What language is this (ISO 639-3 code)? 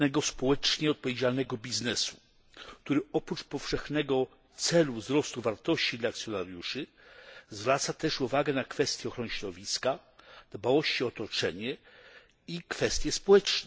pol